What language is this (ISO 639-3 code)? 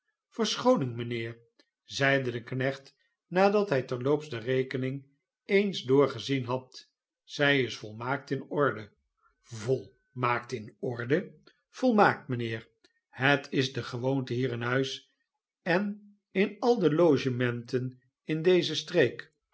nld